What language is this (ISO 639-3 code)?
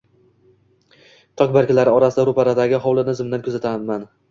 uzb